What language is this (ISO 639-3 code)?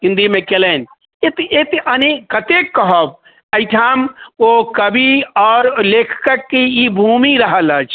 mai